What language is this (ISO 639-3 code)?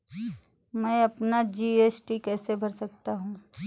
hin